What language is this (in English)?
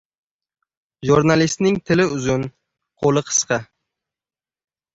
Uzbek